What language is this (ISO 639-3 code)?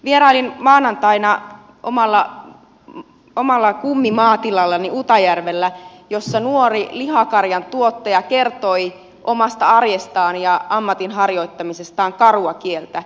fin